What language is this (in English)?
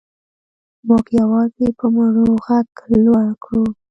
Pashto